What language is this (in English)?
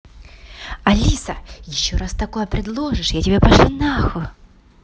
Russian